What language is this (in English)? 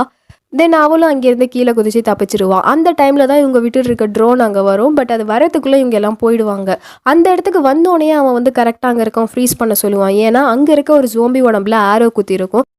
Tamil